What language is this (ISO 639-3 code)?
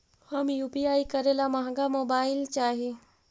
mag